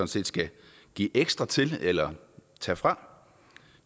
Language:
Danish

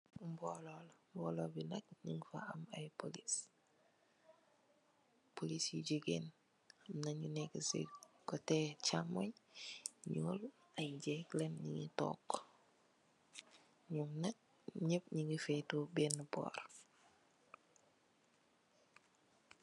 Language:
Wolof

